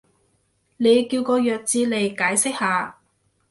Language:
Cantonese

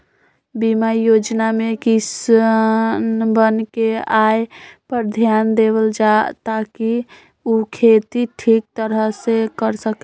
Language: Magahi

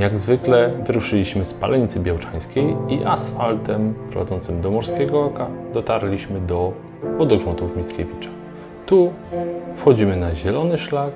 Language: Polish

